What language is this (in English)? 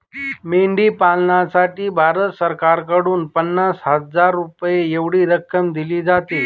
Marathi